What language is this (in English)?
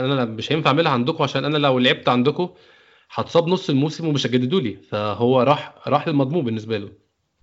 Arabic